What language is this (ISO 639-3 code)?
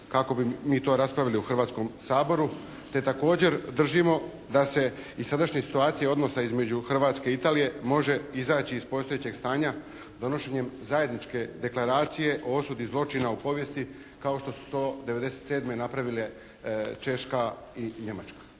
hrv